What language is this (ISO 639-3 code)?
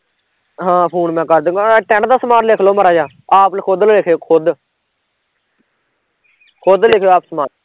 pan